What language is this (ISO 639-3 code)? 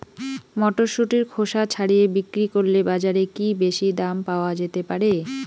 ben